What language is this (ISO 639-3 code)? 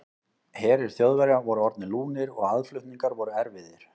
isl